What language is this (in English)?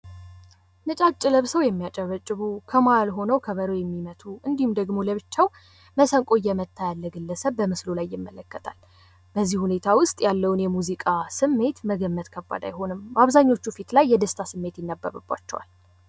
Amharic